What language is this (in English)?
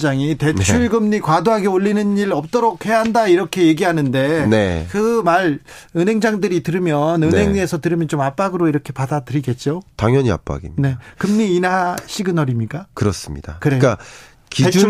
Korean